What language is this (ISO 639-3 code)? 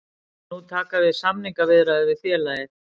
isl